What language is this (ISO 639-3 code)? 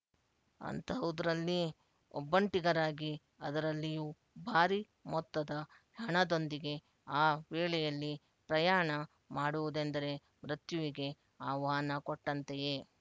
kan